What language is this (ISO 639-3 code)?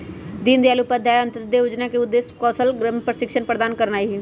mag